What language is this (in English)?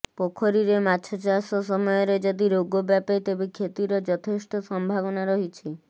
Odia